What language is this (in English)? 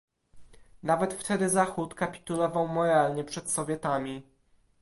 Polish